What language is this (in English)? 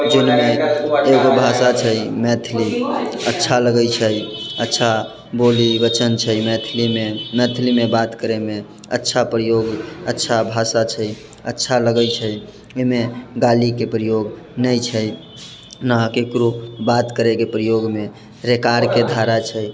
Maithili